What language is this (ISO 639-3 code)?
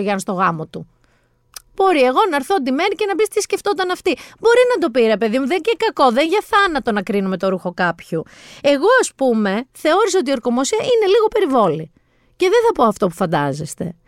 ell